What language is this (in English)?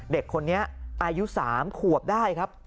Thai